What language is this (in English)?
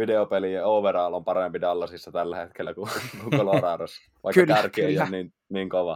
Finnish